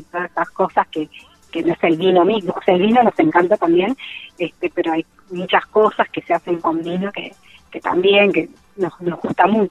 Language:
Spanish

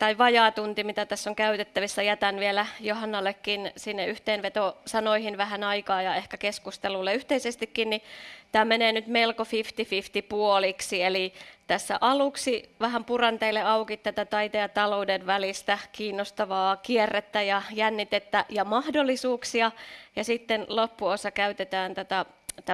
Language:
Finnish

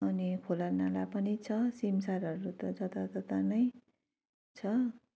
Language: Nepali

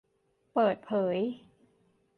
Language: Thai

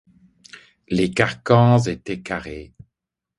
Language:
French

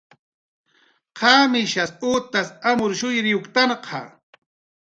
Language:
Jaqaru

